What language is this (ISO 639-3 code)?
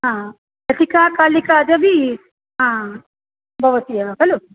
san